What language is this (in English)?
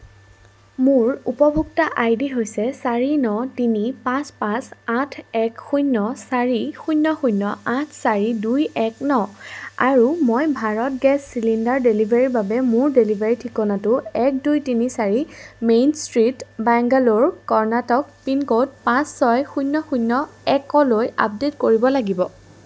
Assamese